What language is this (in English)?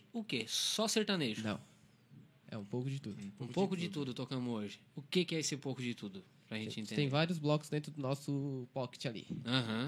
Portuguese